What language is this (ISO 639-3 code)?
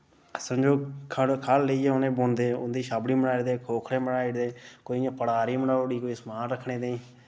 doi